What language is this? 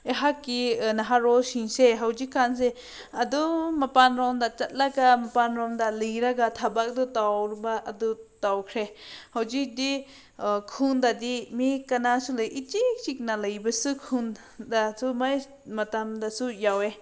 Manipuri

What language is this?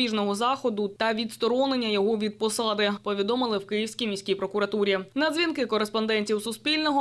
Ukrainian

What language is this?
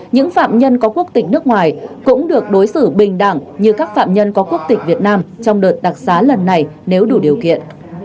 Vietnamese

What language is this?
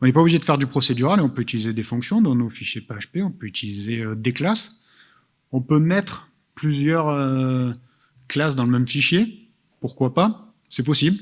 French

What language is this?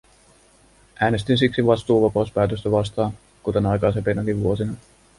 Finnish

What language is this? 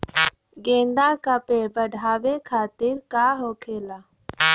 Bhojpuri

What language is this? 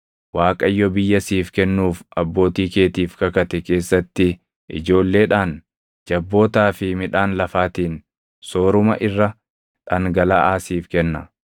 Oromo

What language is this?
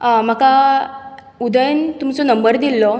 Konkani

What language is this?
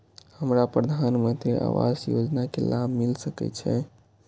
Maithili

